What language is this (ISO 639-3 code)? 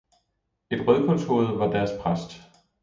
dan